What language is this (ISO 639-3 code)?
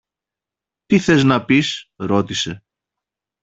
ell